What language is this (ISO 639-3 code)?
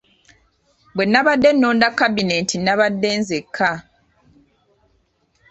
lug